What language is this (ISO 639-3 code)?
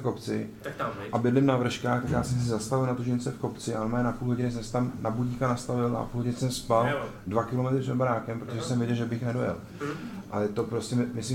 ces